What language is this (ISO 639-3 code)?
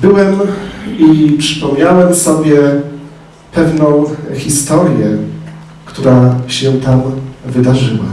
pol